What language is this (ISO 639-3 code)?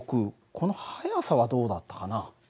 jpn